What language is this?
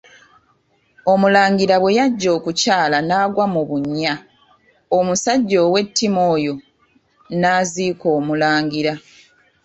Ganda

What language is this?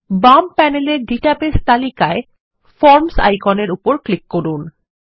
Bangla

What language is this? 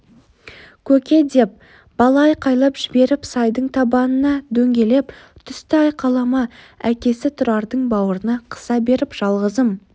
Kazakh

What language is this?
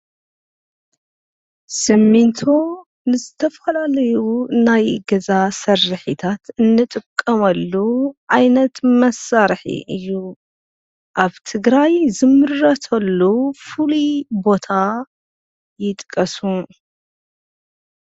Tigrinya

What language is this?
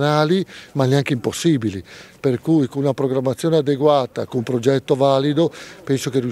Italian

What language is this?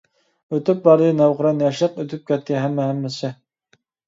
Uyghur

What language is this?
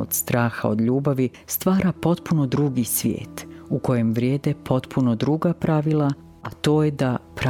Croatian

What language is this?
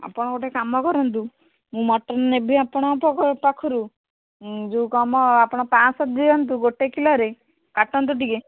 Odia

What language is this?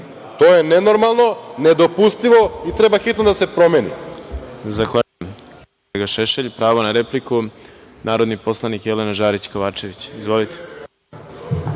Serbian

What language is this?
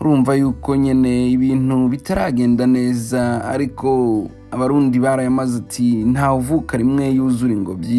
Swahili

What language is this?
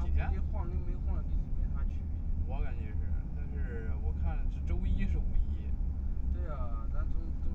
Chinese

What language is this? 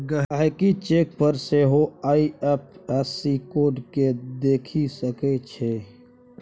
Maithili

